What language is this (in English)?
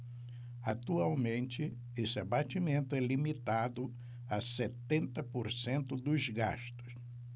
Portuguese